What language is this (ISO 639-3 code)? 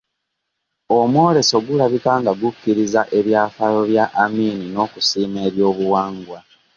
lug